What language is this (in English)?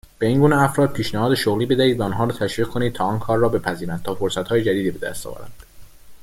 Persian